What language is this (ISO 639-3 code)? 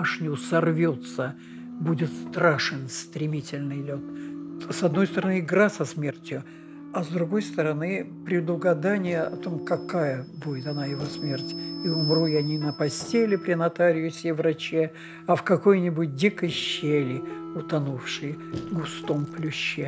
rus